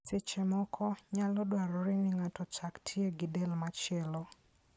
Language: Luo (Kenya and Tanzania)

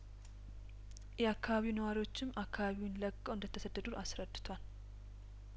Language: Amharic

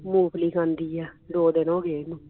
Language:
Punjabi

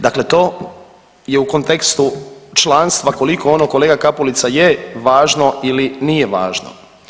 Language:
Croatian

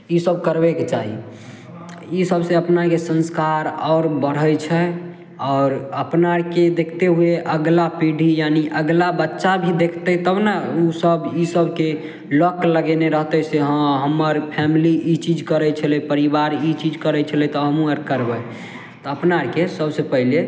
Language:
Maithili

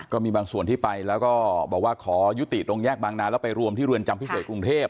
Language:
Thai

